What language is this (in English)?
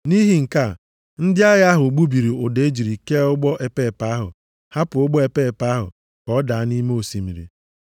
Igbo